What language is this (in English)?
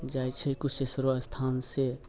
Maithili